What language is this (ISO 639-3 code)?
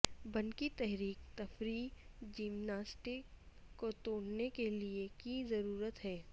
urd